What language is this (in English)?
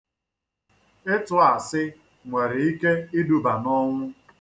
Igbo